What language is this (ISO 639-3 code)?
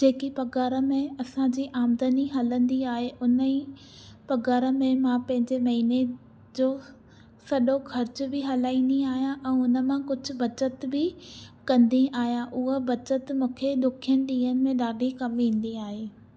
snd